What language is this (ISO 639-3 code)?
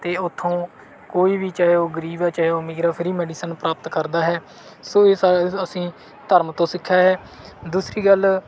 pan